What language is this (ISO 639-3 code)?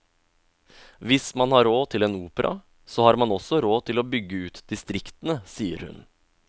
nor